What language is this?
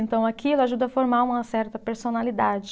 Portuguese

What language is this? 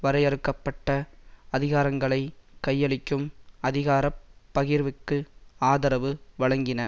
Tamil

